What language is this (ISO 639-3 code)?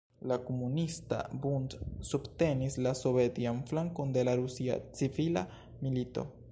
epo